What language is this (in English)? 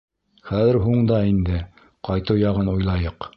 Bashkir